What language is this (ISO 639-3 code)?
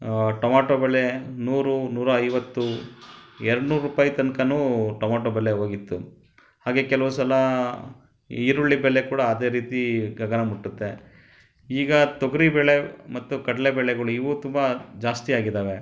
kan